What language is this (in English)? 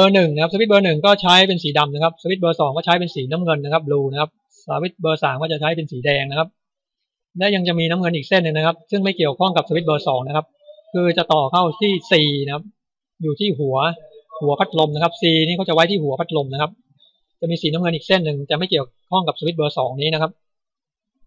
Thai